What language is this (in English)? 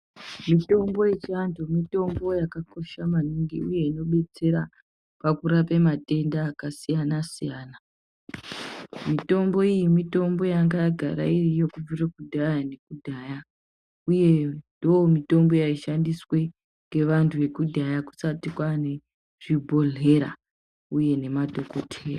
Ndau